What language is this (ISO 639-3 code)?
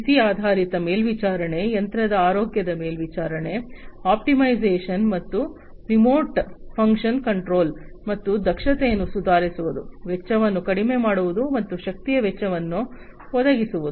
kan